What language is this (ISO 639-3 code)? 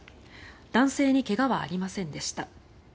jpn